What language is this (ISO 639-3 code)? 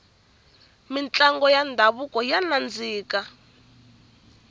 tso